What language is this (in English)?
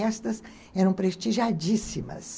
Portuguese